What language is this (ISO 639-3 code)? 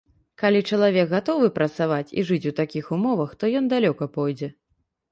bel